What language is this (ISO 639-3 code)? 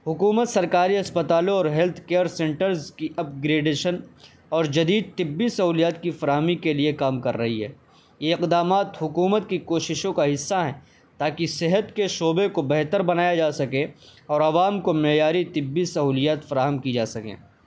urd